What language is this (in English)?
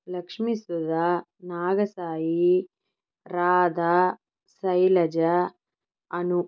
Telugu